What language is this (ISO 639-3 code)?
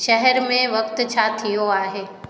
snd